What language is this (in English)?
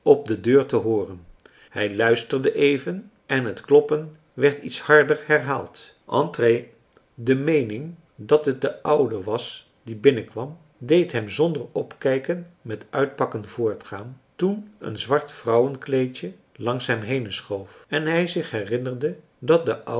Dutch